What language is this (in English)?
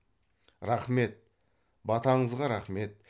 Kazakh